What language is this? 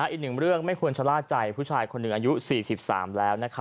Thai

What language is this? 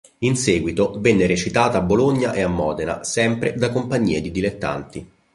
Italian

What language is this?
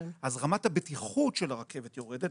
Hebrew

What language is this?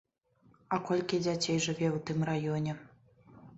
Belarusian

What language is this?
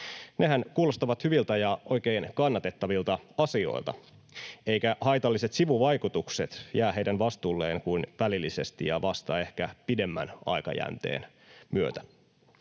Finnish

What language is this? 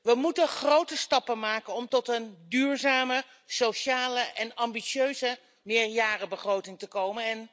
Dutch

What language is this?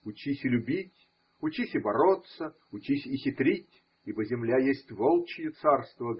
Russian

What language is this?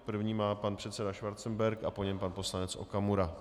Czech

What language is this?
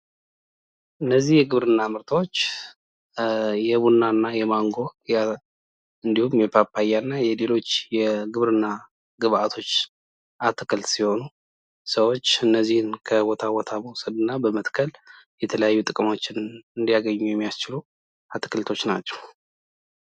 Amharic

